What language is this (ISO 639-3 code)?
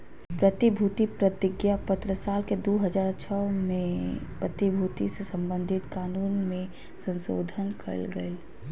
mag